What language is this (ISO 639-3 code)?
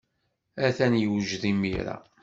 kab